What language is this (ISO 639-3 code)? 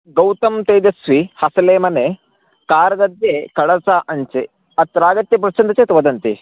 san